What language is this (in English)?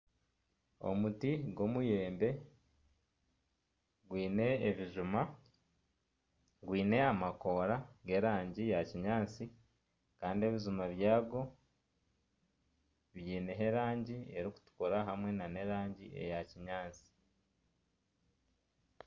Nyankole